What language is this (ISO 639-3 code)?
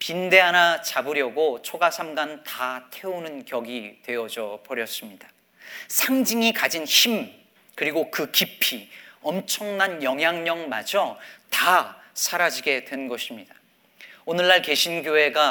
kor